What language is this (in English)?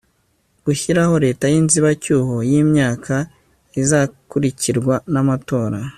Kinyarwanda